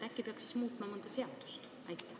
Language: Estonian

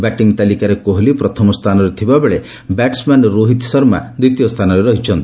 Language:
Odia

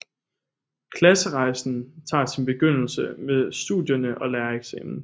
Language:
Danish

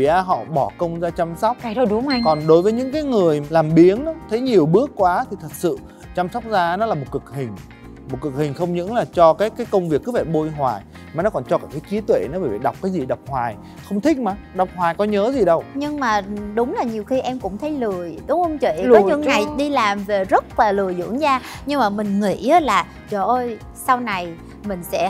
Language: Vietnamese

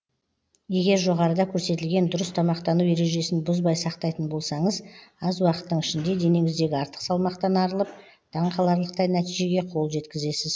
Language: Kazakh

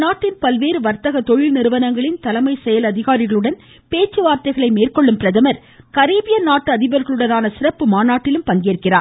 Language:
Tamil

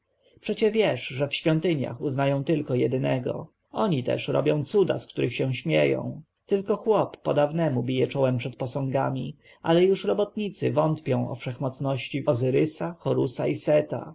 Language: Polish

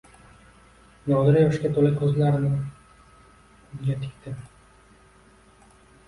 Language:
Uzbek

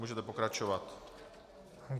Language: Czech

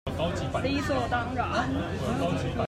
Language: Chinese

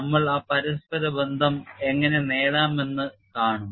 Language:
Malayalam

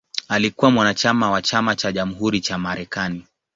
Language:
Swahili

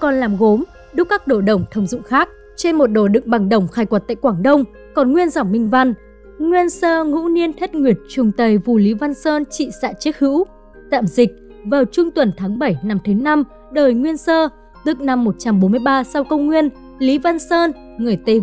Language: Vietnamese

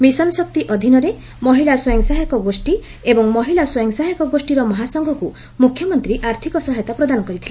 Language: Odia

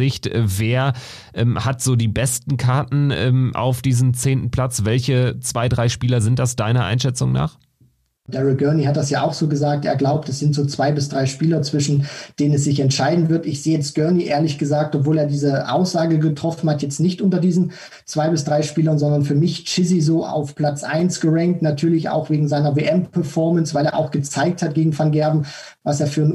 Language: German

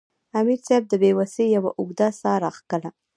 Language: Pashto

